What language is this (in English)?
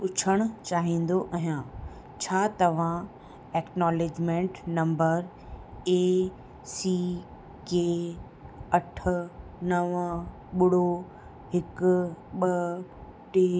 Sindhi